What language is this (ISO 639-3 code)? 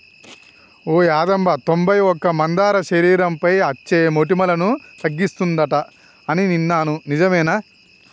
tel